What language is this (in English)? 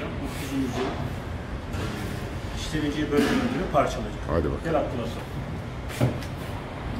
Turkish